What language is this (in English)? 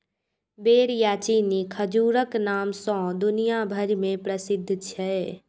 Maithili